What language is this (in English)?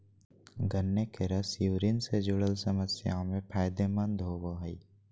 Magahi